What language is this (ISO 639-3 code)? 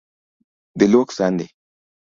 luo